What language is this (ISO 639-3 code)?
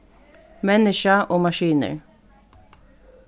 fao